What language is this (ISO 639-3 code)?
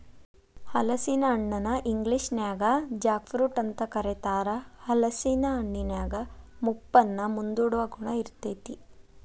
kan